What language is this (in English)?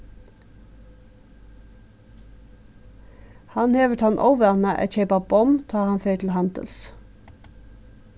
Faroese